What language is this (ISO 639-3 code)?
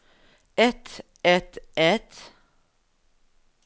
nor